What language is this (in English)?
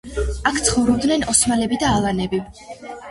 Georgian